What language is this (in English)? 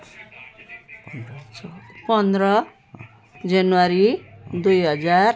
Nepali